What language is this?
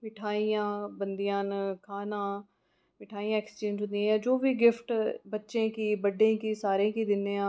Dogri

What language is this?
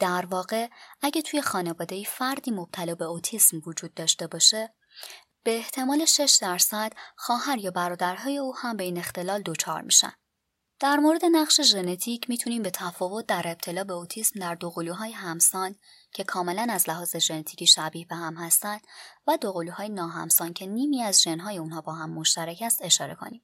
Persian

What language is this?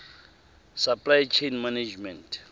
Tswana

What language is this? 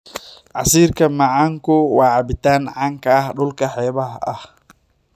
Somali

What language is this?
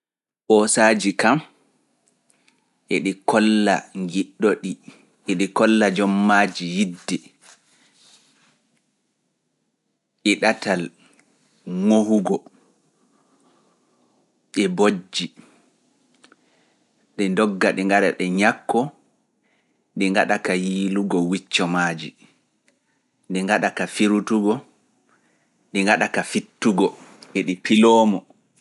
Fula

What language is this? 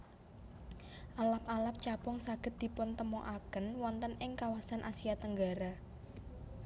Javanese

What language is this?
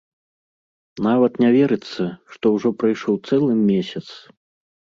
Belarusian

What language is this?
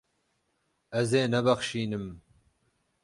Kurdish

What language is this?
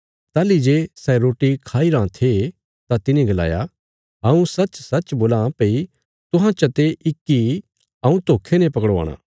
Bilaspuri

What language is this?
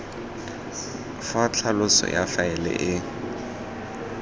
Tswana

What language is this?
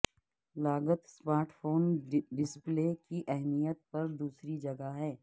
Urdu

